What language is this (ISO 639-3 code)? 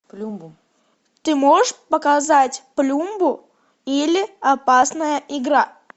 rus